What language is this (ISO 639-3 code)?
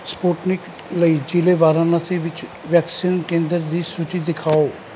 pan